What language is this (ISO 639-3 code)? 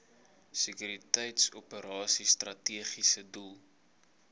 afr